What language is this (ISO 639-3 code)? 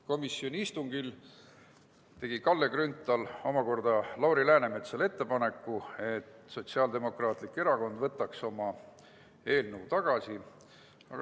est